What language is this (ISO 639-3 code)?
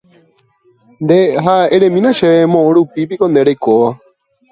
grn